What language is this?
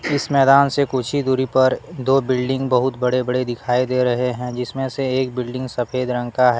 Hindi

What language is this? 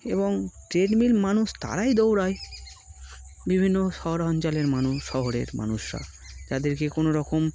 Bangla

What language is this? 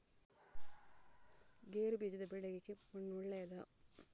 Kannada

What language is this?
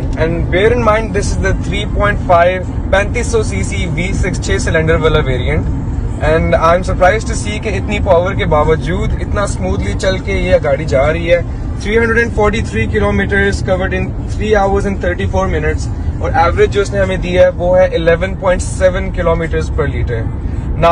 Thai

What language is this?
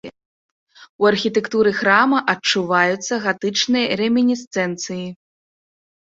Belarusian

